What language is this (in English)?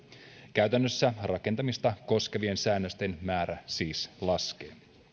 Finnish